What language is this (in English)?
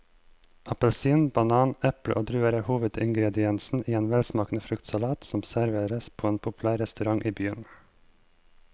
Norwegian